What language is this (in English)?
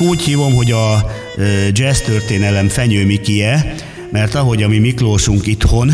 Hungarian